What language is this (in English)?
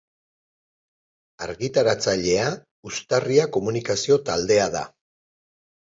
Basque